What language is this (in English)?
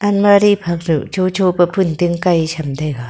Wancho Naga